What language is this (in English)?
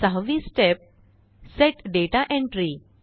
Marathi